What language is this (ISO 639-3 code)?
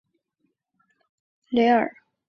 zho